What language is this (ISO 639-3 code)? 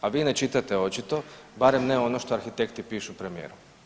hrv